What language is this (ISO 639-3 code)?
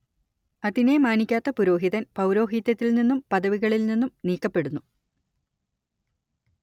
mal